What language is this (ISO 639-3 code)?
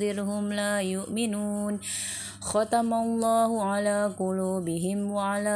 tur